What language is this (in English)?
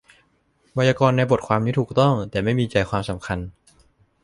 Thai